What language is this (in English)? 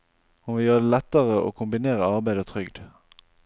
Norwegian